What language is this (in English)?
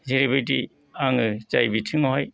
Bodo